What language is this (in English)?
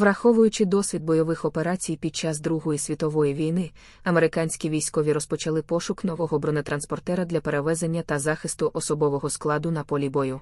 Ukrainian